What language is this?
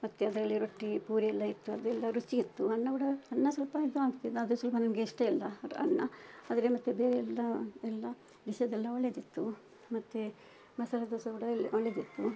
Kannada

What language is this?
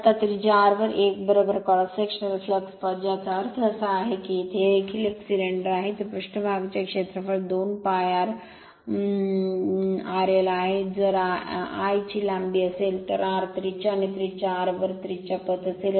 Marathi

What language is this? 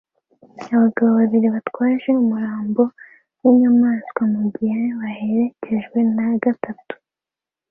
Kinyarwanda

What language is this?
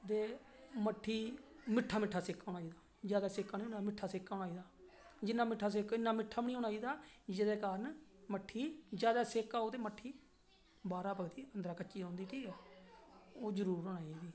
Dogri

